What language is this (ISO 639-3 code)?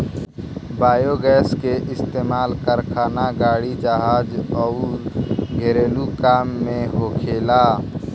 bho